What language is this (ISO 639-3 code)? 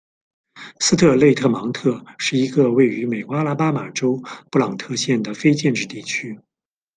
zho